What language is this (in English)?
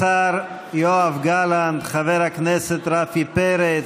Hebrew